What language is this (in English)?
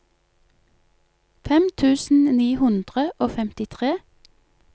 Norwegian